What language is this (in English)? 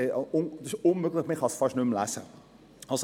Swiss German